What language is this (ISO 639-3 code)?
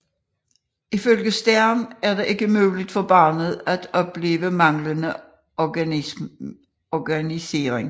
dan